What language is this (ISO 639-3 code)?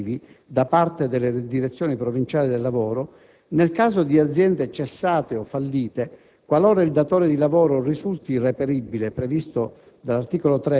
ita